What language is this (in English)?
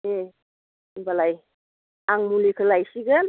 Bodo